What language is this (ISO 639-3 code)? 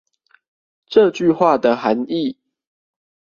zho